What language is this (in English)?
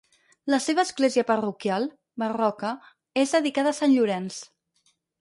Catalan